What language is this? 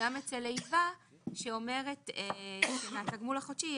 Hebrew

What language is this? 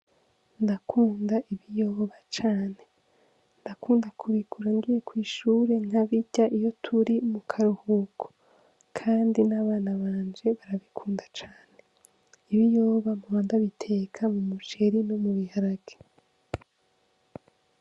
Rundi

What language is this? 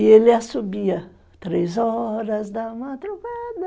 Portuguese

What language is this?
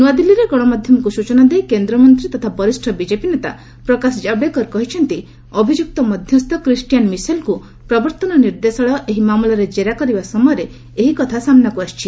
Odia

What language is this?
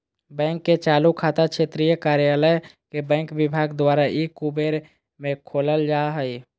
Magahi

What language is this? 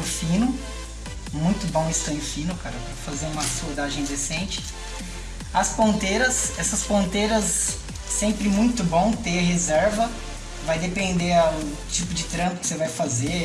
Portuguese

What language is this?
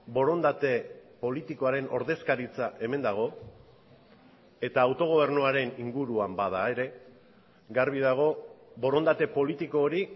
Basque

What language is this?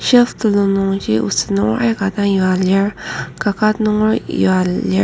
Ao Naga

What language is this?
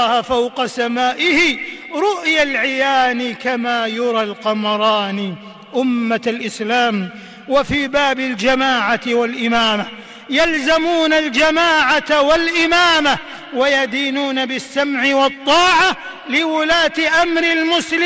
Arabic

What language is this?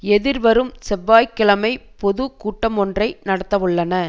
Tamil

